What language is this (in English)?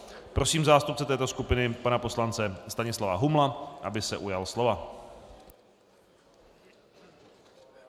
Czech